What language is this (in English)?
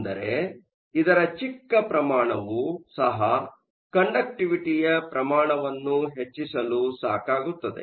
Kannada